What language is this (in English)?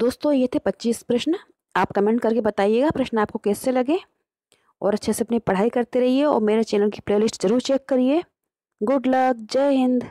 Hindi